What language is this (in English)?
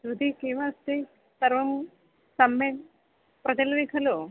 Sanskrit